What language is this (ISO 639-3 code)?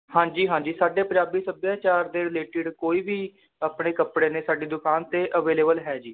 pan